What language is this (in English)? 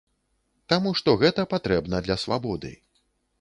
Belarusian